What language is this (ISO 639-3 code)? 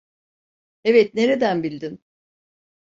tur